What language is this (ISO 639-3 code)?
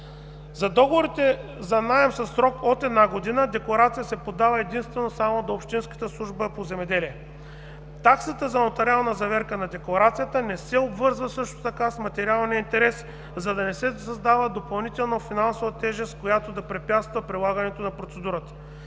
bul